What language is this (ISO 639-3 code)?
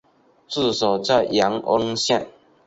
zho